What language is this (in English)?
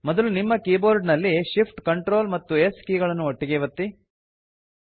Kannada